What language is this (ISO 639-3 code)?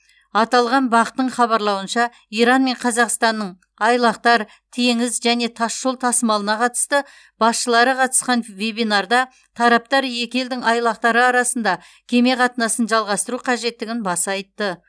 kaz